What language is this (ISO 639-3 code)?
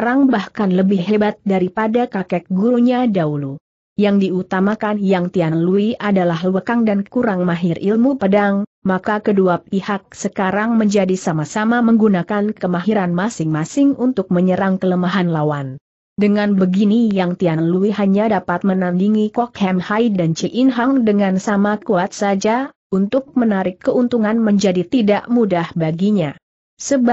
ind